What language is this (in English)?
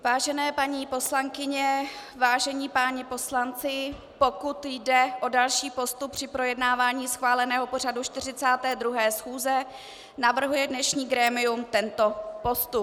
Czech